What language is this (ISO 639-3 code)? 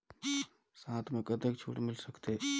hne